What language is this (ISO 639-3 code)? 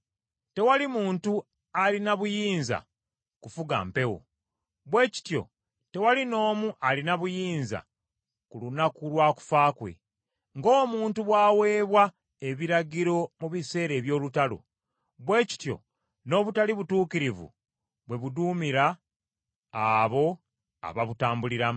lug